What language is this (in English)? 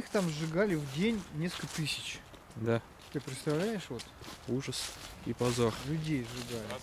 Russian